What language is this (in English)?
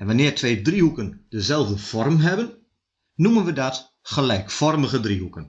Dutch